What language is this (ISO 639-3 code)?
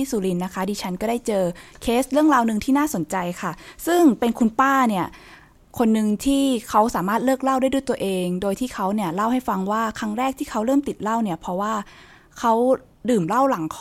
tha